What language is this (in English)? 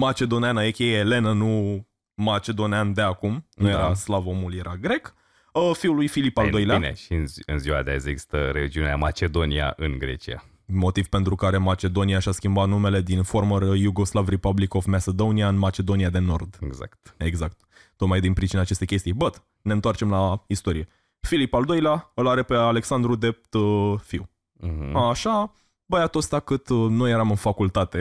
Romanian